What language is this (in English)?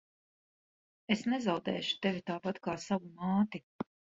Latvian